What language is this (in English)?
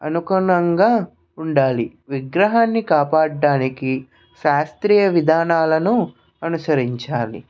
Telugu